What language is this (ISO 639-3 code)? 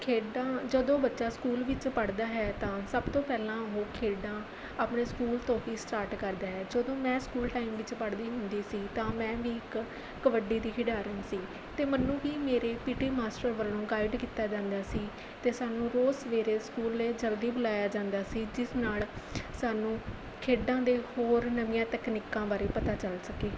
pan